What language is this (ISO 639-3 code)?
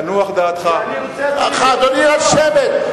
heb